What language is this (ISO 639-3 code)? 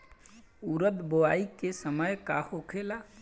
bho